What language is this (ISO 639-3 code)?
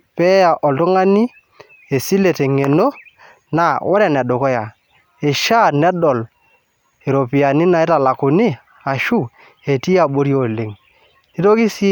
mas